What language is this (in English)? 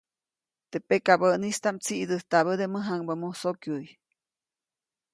Copainalá Zoque